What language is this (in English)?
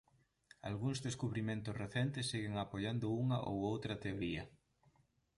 Galician